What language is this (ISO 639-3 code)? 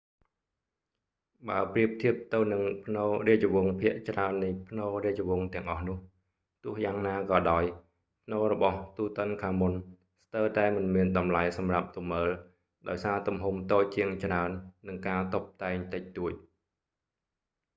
khm